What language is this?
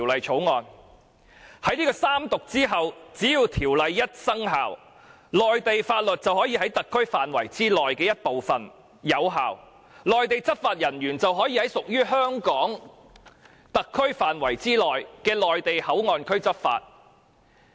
Cantonese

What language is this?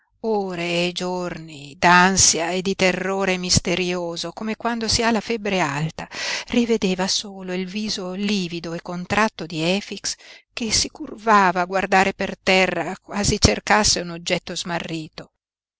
Italian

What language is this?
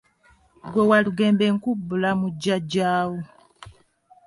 Ganda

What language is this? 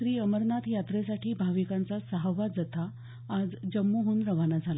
Marathi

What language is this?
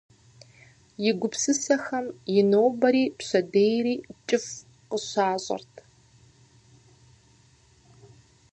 Kabardian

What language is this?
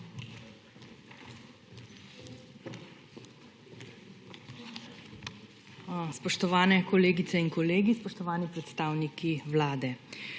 Slovenian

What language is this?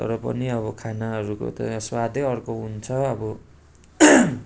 Nepali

